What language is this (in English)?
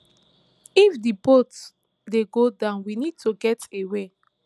Nigerian Pidgin